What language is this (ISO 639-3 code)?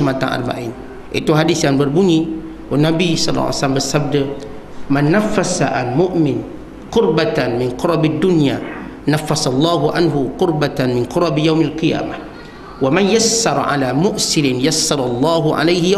msa